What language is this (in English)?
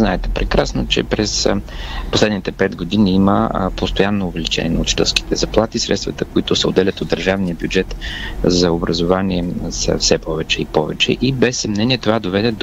Bulgarian